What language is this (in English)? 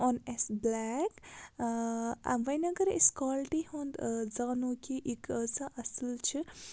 Kashmiri